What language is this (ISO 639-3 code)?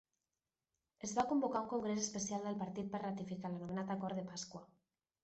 cat